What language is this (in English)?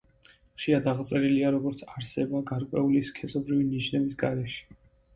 Georgian